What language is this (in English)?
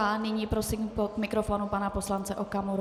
Czech